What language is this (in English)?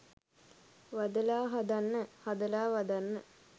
Sinhala